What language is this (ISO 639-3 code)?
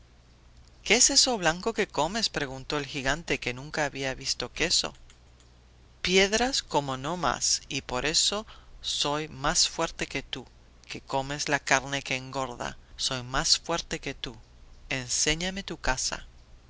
spa